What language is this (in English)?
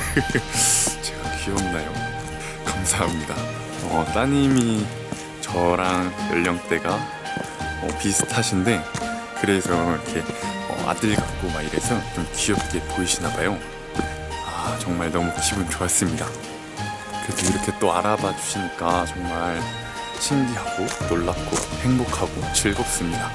Korean